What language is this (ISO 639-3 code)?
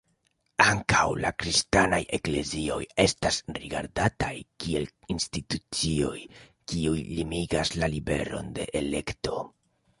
epo